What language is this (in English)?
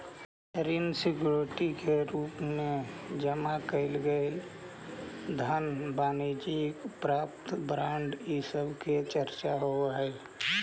Magahi